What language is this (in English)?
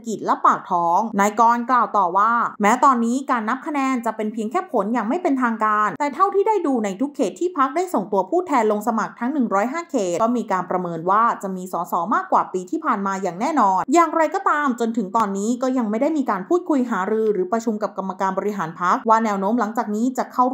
Thai